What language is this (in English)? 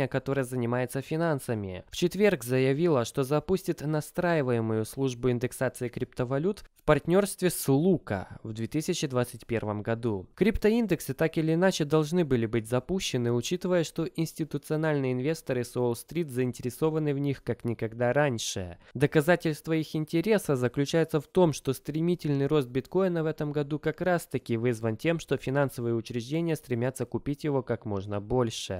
Russian